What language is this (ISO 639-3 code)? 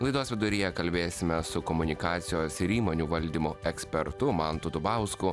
lit